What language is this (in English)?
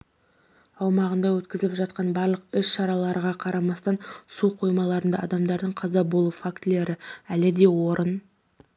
Kazakh